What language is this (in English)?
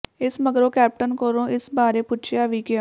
Punjabi